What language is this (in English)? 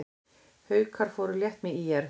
Icelandic